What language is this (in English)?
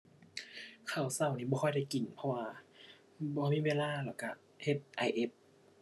Thai